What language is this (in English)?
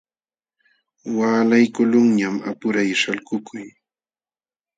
Jauja Wanca Quechua